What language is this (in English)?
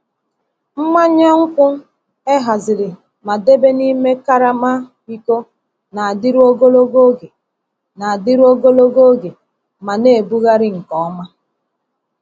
Igbo